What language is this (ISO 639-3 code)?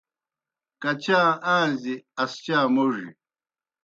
plk